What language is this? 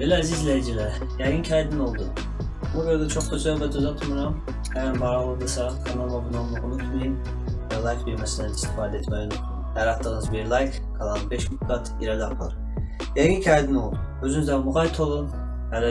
Turkish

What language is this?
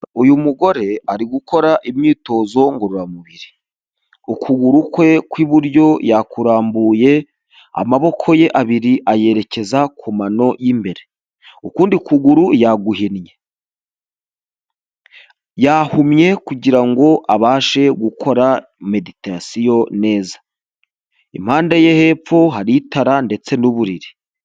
Kinyarwanda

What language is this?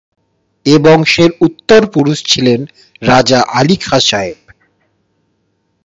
Bangla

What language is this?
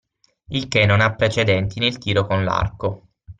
Italian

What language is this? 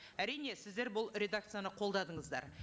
Kazakh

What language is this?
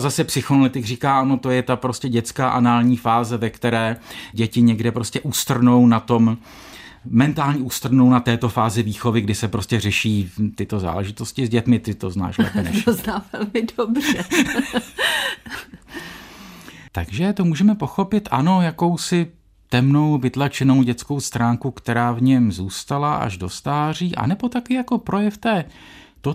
Czech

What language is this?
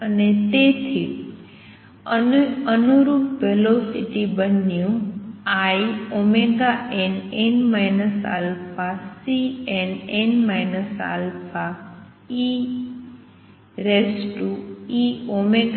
Gujarati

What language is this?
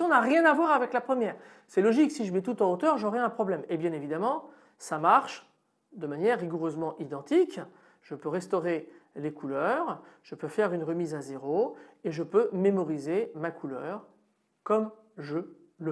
French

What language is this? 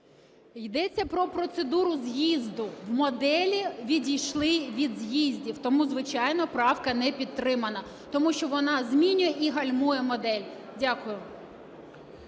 Ukrainian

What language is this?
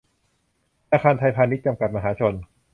Thai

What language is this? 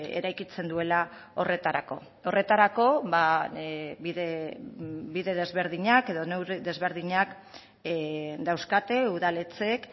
Basque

